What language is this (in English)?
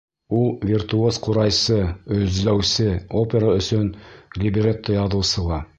Bashkir